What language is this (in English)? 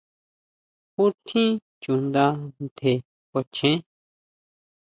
Huautla Mazatec